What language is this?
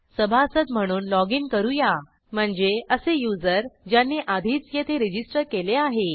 Marathi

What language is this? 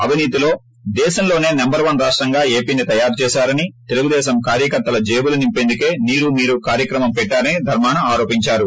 Telugu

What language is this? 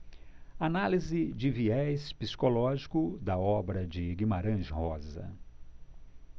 Portuguese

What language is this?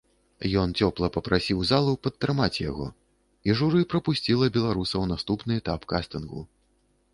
Belarusian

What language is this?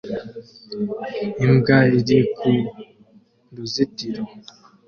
Kinyarwanda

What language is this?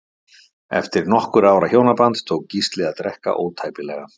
Icelandic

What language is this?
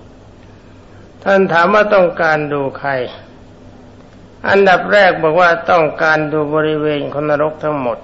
Thai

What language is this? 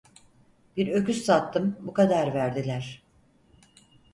Turkish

